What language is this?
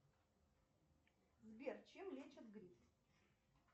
Russian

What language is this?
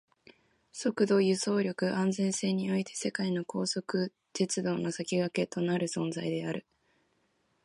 Japanese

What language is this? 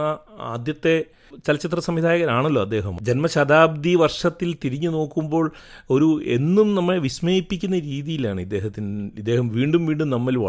Malayalam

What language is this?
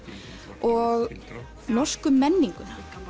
Icelandic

